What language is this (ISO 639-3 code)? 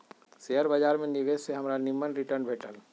mag